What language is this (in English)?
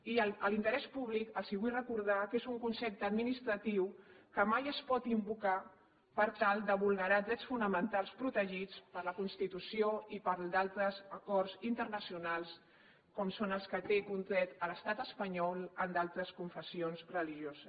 Catalan